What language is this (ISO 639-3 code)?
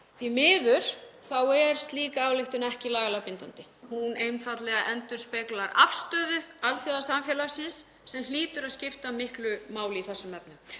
isl